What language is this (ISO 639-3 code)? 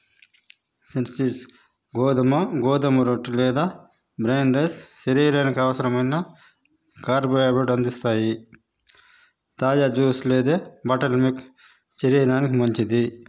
tel